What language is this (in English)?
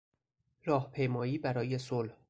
Persian